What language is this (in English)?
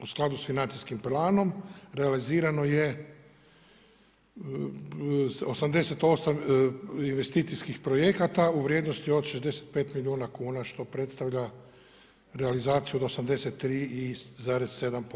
Croatian